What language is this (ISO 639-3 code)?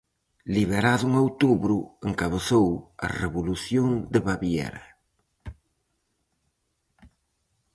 glg